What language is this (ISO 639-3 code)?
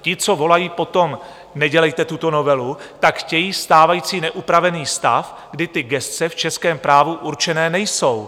ces